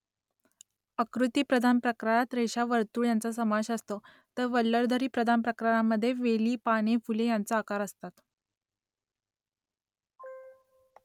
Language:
Marathi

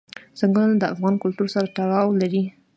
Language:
Pashto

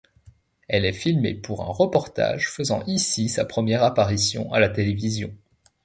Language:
French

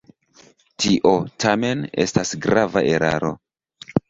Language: Esperanto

